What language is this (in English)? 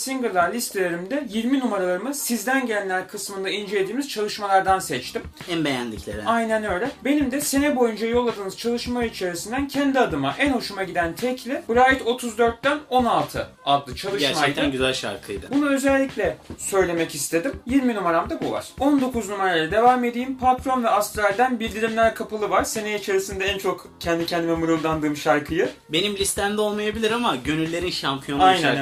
Turkish